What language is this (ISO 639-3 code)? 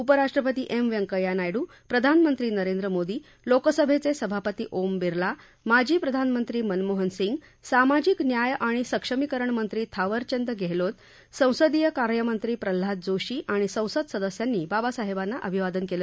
mar